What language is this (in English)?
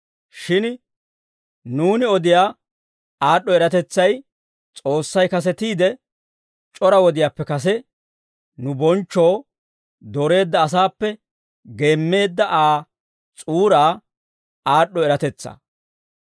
Dawro